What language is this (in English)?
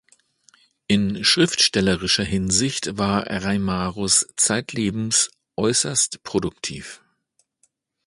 German